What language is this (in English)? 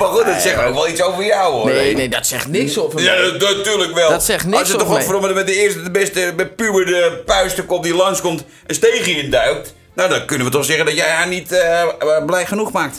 Dutch